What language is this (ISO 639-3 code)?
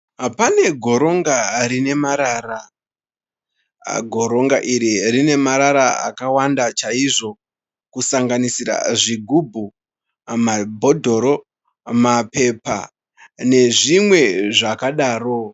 sna